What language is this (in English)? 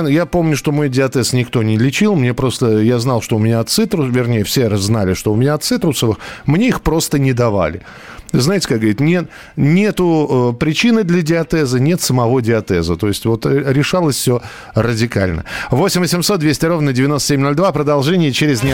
Russian